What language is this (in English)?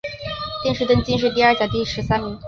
Chinese